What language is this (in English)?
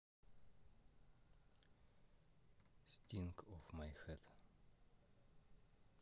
Russian